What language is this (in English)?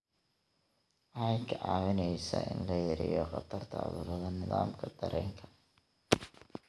Somali